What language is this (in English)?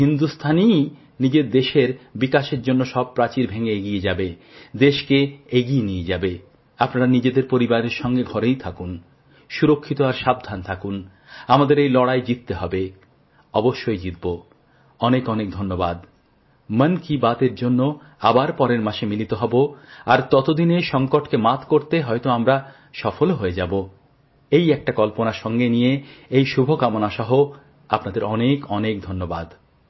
Bangla